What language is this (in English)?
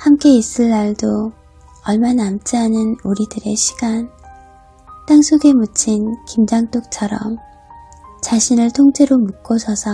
Korean